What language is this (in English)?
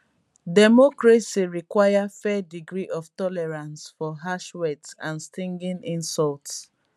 Nigerian Pidgin